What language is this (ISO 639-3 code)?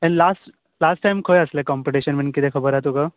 kok